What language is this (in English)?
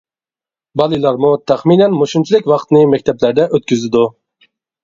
Uyghur